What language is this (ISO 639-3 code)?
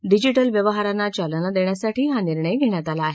mar